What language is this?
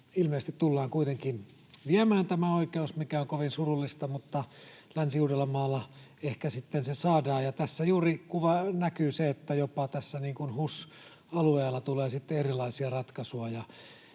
Finnish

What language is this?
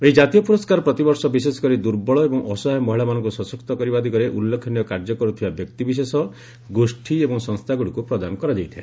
Odia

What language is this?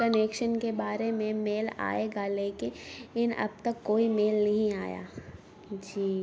Urdu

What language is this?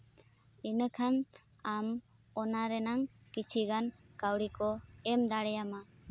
Santali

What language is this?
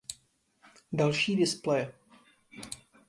Czech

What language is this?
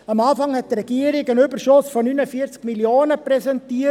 Swiss German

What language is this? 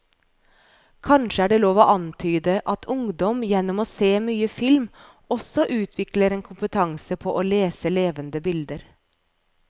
Norwegian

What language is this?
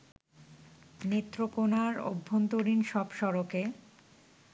Bangla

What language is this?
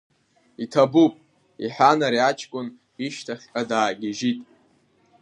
Abkhazian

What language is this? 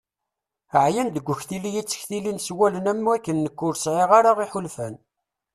Kabyle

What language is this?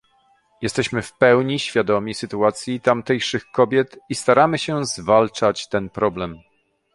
Polish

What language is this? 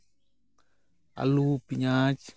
Santali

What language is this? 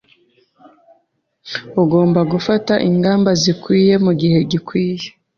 Kinyarwanda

